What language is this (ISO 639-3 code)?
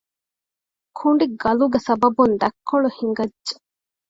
div